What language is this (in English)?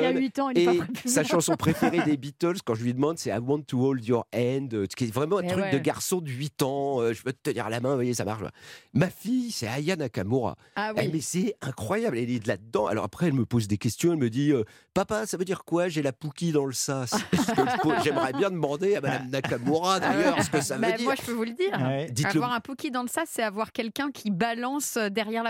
French